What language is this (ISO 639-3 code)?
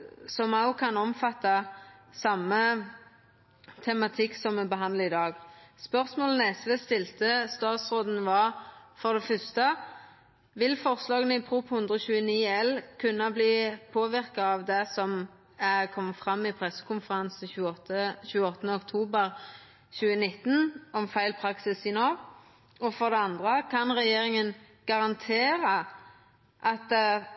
nno